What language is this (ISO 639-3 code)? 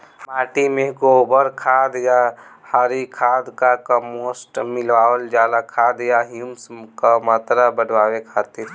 bho